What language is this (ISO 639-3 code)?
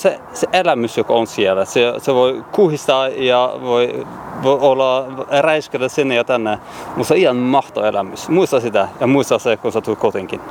fin